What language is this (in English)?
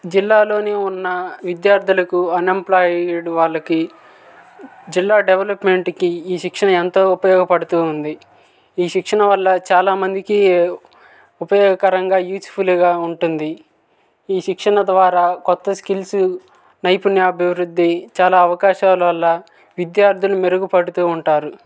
Telugu